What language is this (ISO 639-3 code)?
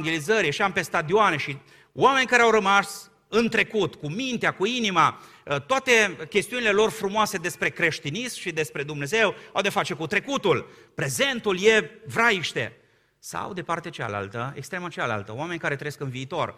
ron